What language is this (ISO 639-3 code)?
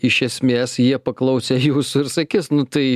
lit